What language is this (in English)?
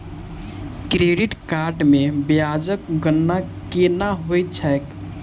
Maithili